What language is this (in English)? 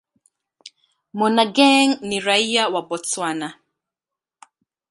Swahili